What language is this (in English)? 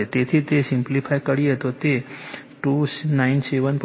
Gujarati